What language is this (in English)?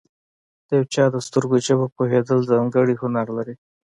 Pashto